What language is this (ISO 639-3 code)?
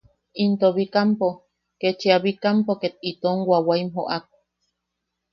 yaq